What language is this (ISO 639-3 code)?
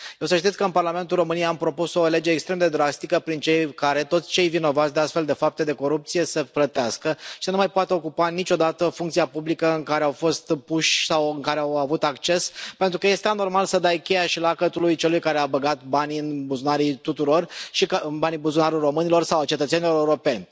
ron